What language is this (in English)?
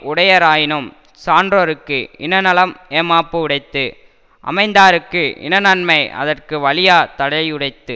Tamil